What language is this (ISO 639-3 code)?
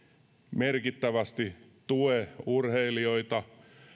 fin